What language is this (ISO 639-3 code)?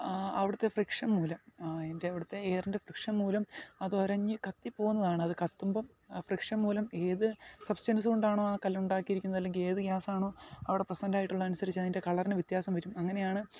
mal